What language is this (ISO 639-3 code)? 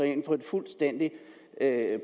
dan